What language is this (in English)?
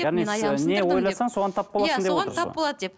Kazakh